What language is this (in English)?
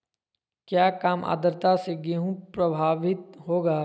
Magahi